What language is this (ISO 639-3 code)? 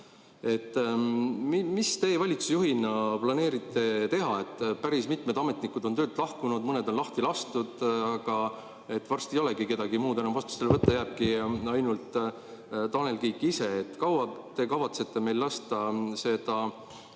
est